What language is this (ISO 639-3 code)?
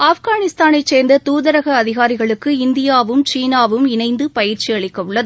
tam